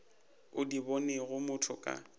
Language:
Northern Sotho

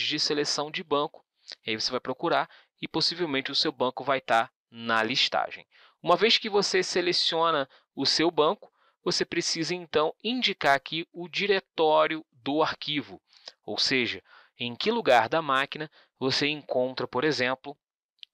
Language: Portuguese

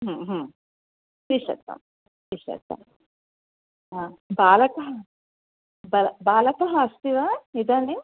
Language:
Sanskrit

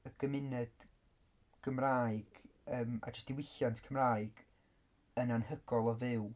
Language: Welsh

